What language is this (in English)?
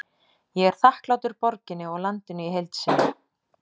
Icelandic